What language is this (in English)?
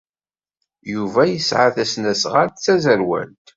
Kabyle